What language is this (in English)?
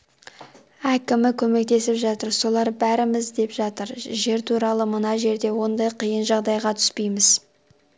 Kazakh